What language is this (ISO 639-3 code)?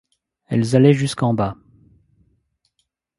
fra